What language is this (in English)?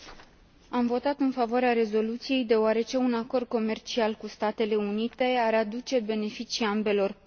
Romanian